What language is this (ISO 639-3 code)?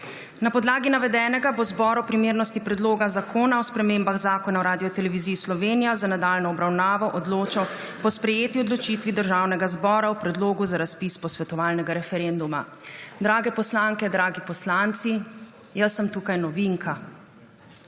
slv